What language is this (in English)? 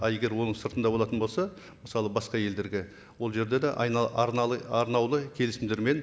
Kazakh